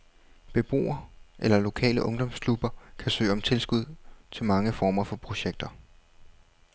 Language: Danish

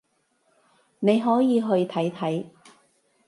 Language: Cantonese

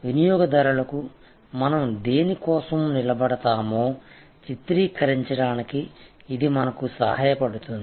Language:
Telugu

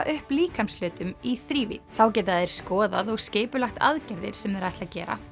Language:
Icelandic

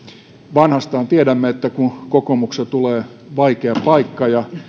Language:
Finnish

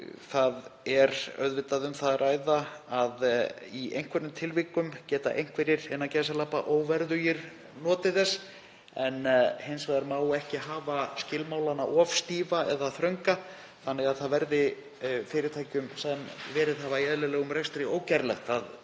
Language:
Icelandic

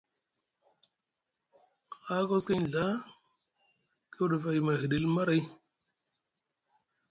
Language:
Musgu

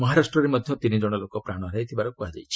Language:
Odia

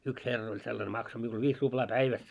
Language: Finnish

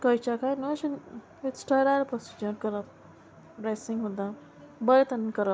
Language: Konkani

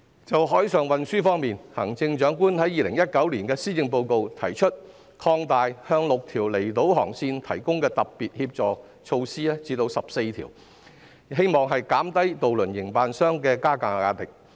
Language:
Cantonese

